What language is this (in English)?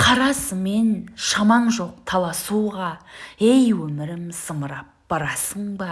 Turkish